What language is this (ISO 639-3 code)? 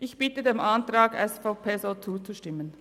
gsw